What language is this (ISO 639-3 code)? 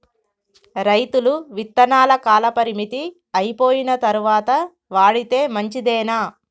tel